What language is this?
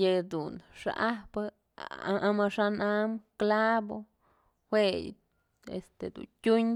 Mazatlán Mixe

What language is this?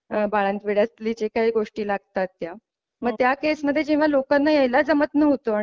Marathi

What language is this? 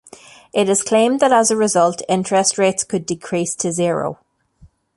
English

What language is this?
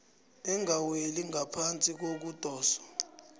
South Ndebele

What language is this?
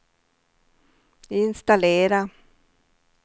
Swedish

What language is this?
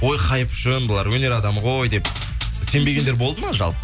Kazakh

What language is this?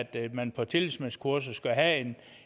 Danish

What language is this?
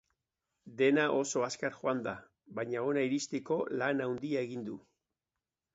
Basque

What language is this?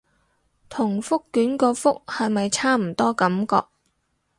Cantonese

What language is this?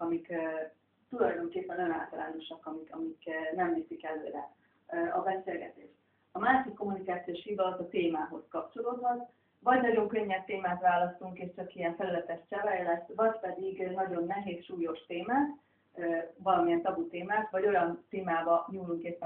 Hungarian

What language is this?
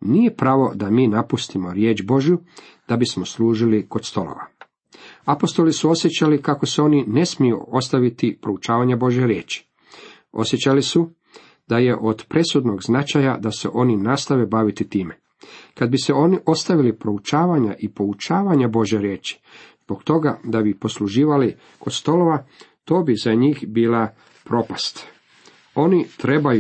Croatian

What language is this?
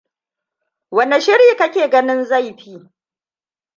Hausa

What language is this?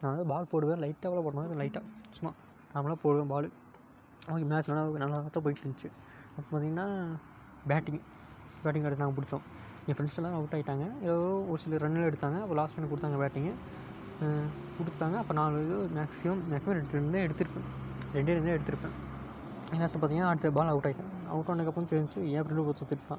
Tamil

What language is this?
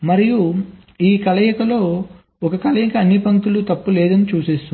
Telugu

